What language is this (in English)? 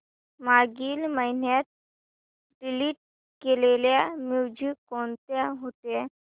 Marathi